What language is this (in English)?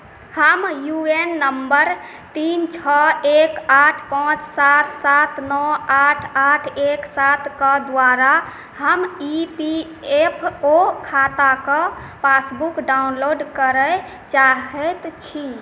Maithili